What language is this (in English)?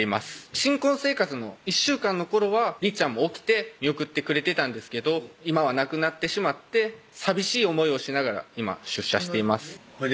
Japanese